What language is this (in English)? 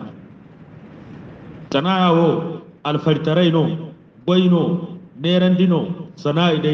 Indonesian